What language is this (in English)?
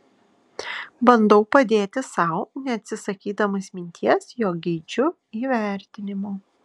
Lithuanian